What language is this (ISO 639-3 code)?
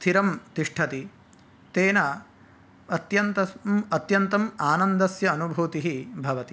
san